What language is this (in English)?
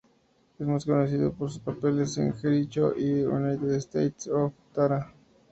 Spanish